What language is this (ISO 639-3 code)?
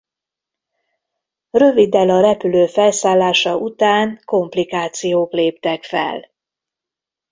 hun